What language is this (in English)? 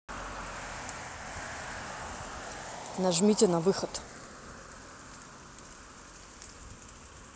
Russian